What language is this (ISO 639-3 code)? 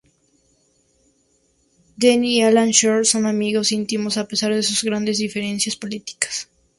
spa